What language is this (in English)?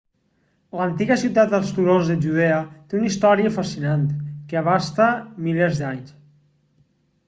Catalan